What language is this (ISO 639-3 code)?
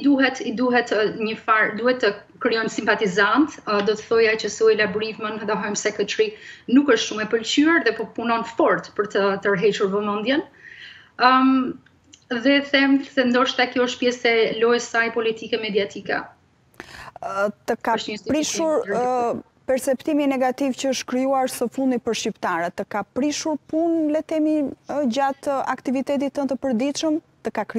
ron